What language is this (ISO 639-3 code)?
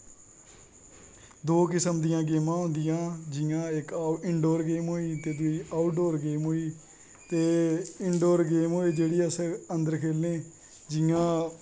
doi